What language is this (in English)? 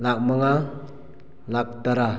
Manipuri